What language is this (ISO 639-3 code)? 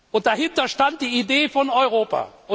deu